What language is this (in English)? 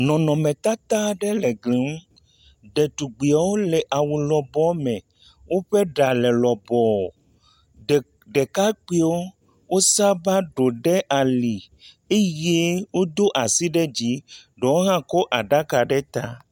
Ewe